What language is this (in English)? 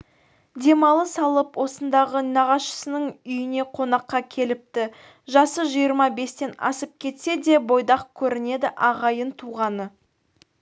Kazakh